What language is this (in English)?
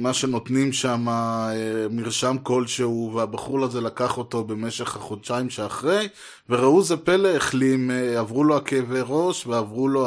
Hebrew